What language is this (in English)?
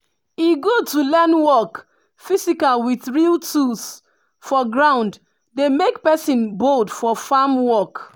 Nigerian Pidgin